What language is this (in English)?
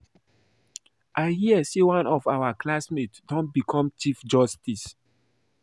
Nigerian Pidgin